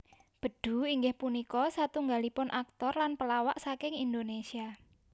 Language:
Javanese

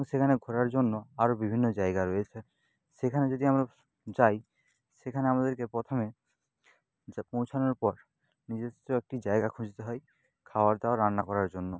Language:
Bangla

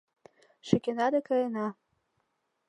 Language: Mari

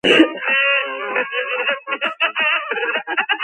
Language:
Georgian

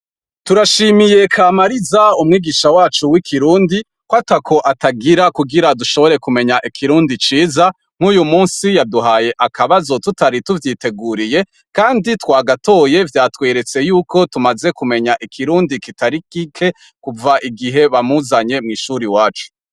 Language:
Rundi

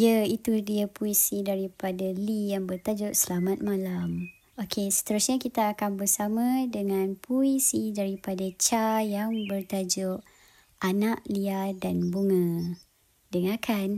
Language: Malay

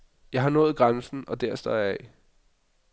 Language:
Danish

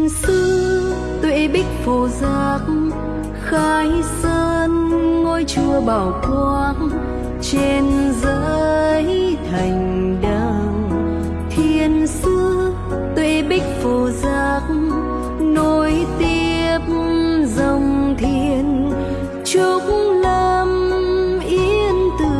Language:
Vietnamese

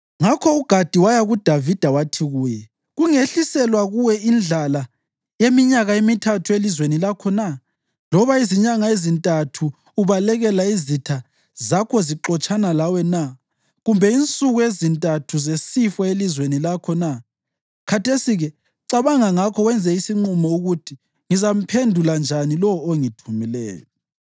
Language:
North Ndebele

